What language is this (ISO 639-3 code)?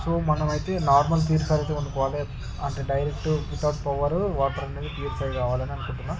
tel